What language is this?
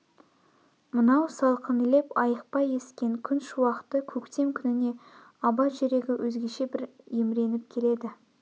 Kazakh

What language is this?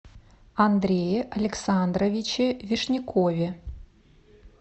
Russian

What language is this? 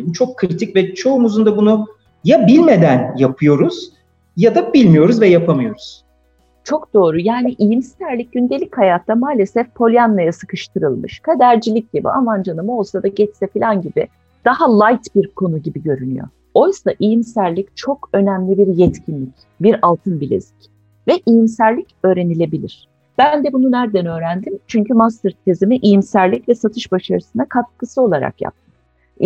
Turkish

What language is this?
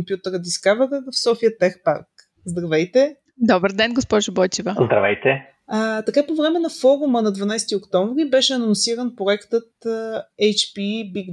Bulgarian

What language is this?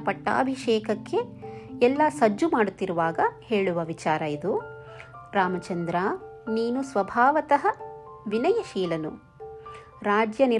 Kannada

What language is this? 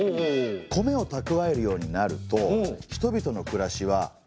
Japanese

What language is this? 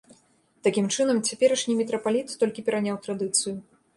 Belarusian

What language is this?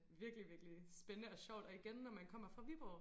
Danish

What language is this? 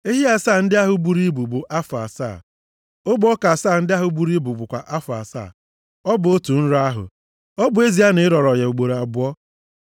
Igbo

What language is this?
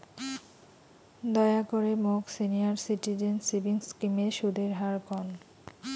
Bangla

